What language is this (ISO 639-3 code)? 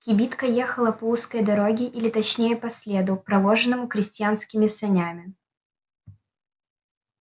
rus